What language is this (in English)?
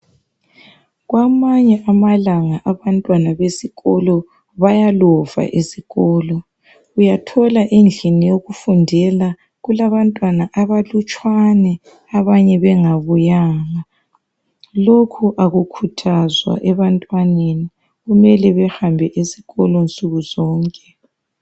North Ndebele